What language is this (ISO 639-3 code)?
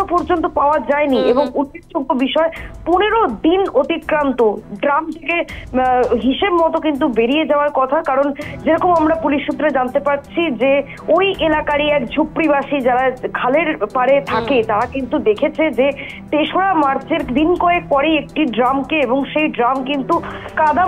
ron